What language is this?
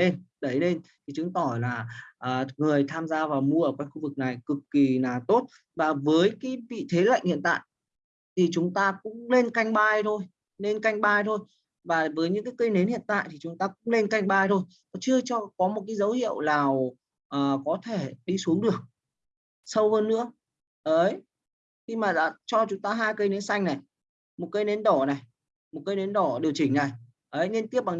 Vietnamese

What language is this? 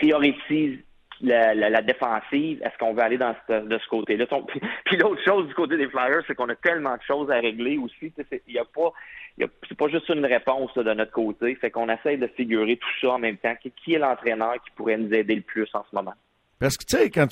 French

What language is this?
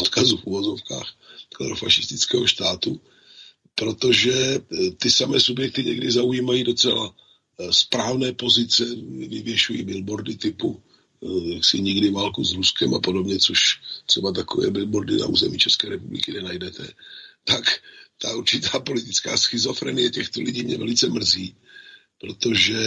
Slovak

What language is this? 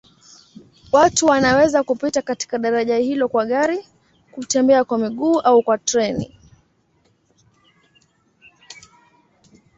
Swahili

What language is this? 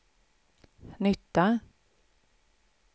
Swedish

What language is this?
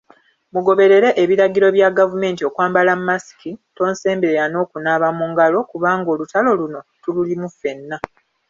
Ganda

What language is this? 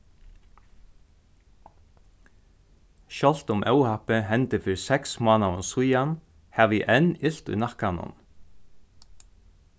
Faroese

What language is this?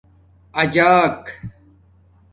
Domaaki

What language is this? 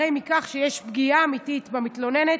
Hebrew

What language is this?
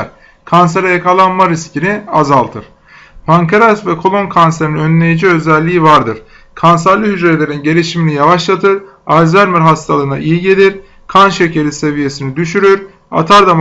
Turkish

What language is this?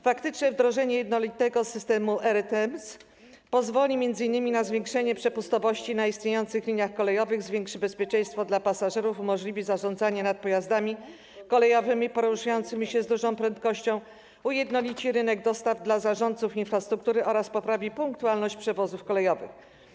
Polish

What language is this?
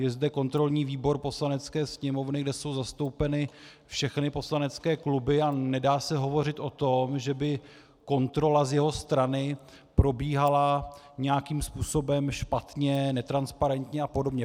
Czech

